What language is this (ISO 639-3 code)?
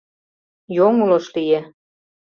chm